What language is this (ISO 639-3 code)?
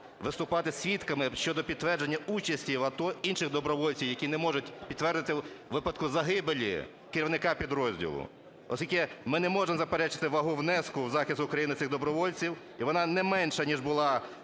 ukr